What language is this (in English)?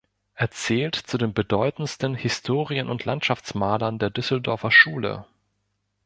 German